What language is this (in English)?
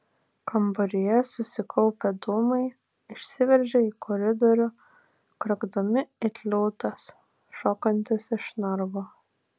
Lithuanian